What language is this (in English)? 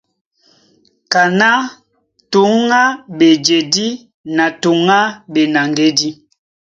Duala